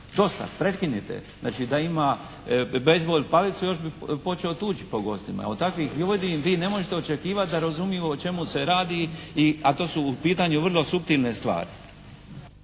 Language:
Croatian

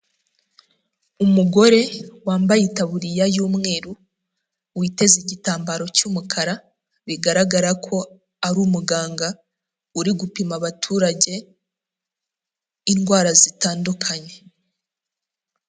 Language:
Kinyarwanda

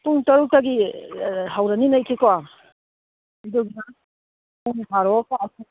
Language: Manipuri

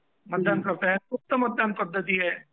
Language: Marathi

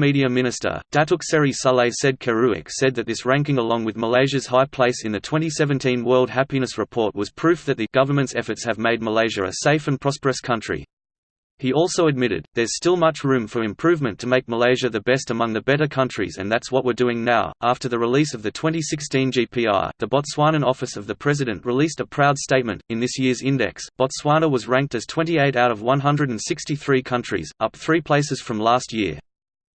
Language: English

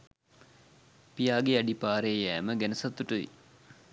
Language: Sinhala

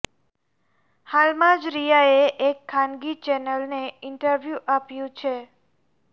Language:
Gujarati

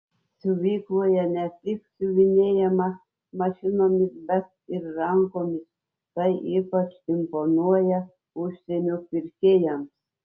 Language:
Lithuanian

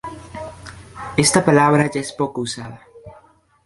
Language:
Spanish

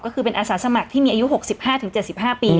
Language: Thai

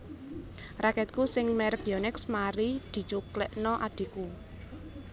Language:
Javanese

